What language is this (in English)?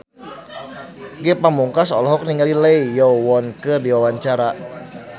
Sundanese